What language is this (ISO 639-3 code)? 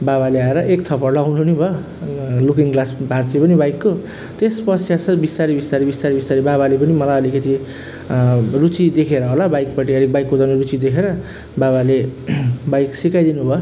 nep